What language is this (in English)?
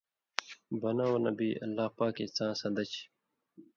Indus Kohistani